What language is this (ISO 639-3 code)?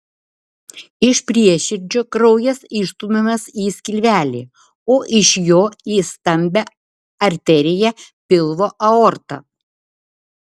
lit